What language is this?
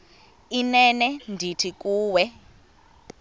Xhosa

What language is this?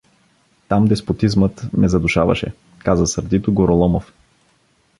Bulgarian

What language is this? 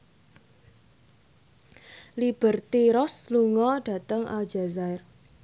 Javanese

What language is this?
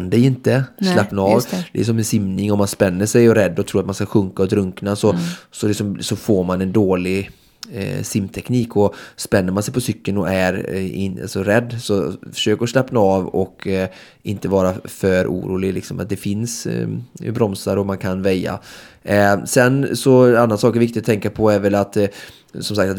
Swedish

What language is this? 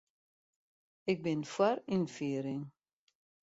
Western Frisian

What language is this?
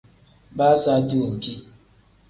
Tem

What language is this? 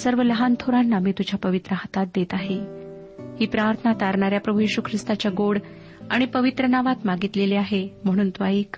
Marathi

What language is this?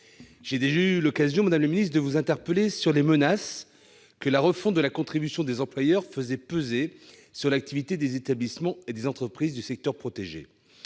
French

